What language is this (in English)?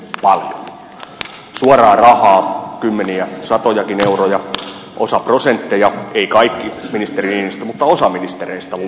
Finnish